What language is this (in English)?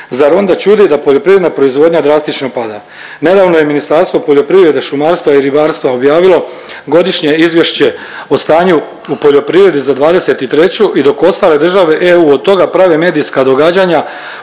Croatian